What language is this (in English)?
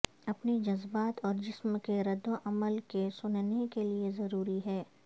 Urdu